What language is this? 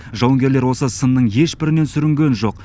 Kazakh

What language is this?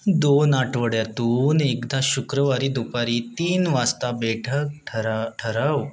Marathi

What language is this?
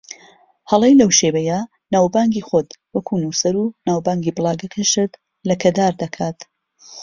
Central Kurdish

